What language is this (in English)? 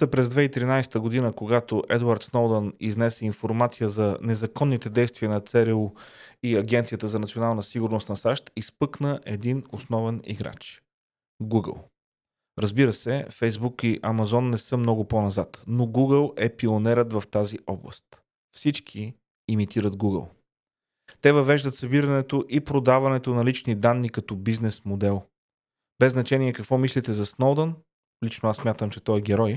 Bulgarian